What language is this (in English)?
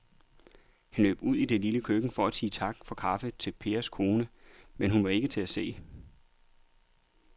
Danish